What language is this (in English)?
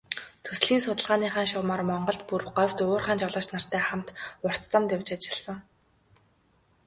Mongolian